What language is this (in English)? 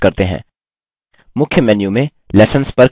Hindi